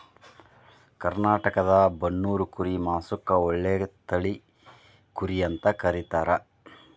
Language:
Kannada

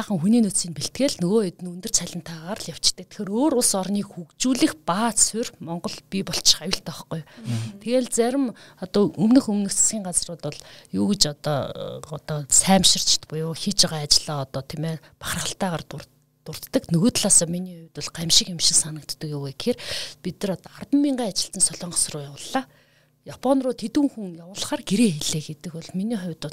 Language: Russian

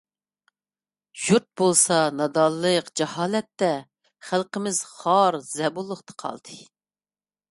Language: Uyghur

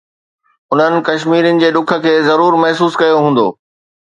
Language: Sindhi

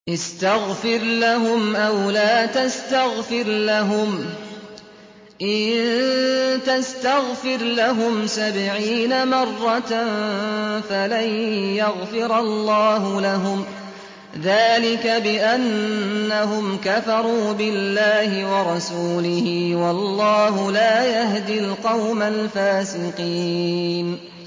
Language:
Arabic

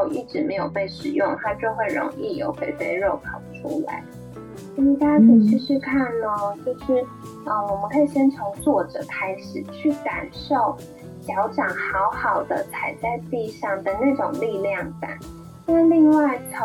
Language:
Chinese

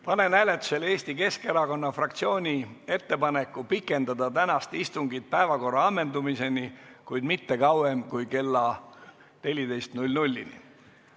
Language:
Estonian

